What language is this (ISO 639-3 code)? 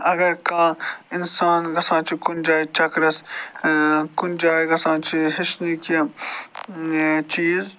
kas